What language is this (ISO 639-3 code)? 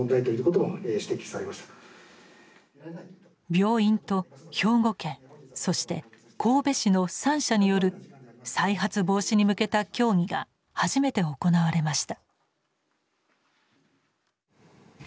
jpn